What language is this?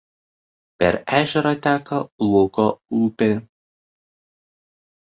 Lithuanian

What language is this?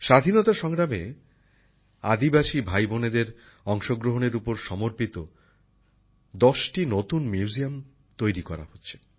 Bangla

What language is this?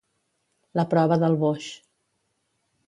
Catalan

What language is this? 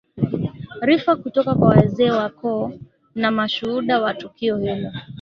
Swahili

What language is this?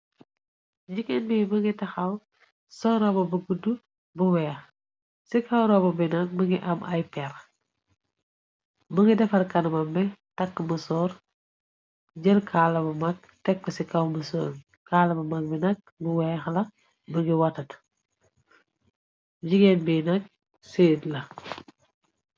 Wolof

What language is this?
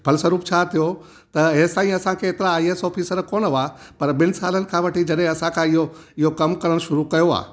Sindhi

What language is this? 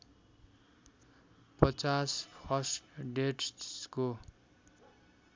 Nepali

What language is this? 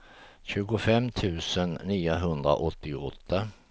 Swedish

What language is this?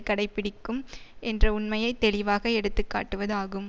Tamil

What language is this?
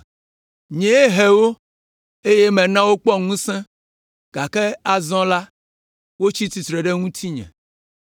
Ewe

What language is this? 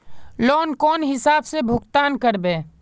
Magahi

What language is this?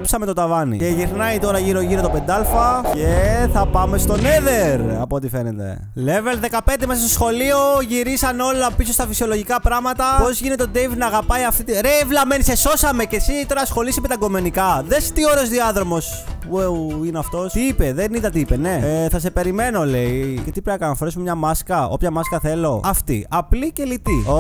Greek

